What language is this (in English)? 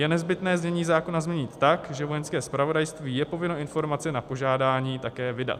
Czech